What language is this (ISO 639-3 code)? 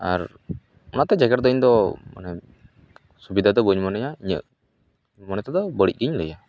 sat